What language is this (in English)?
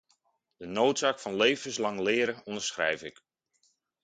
Dutch